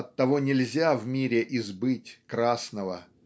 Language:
Russian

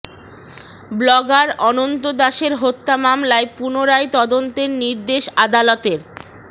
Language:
Bangla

